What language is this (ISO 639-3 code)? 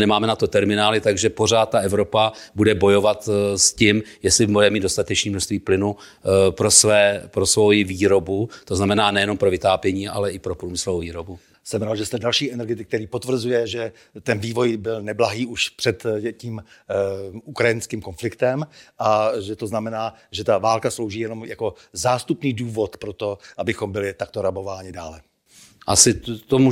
ces